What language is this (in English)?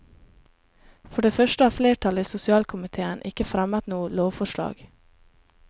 Norwegian